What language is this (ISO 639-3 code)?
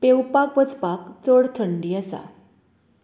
kok